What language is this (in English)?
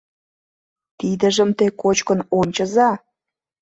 Mari